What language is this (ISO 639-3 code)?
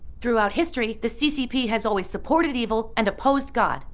eng